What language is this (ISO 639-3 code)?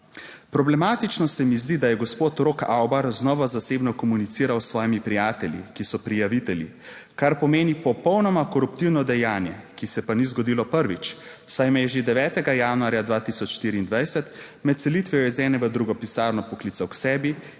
slv